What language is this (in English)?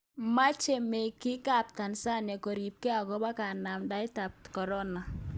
Kalenjin